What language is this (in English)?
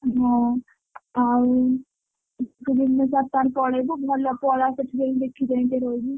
Odia